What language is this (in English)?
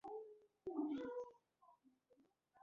Pashto